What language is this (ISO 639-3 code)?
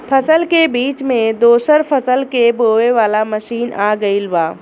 bho